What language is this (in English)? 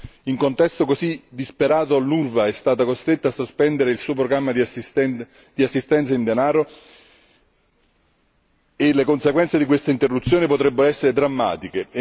Italian